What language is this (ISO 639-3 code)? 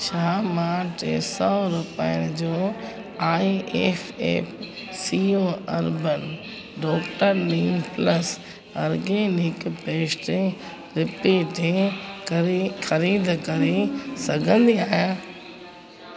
snd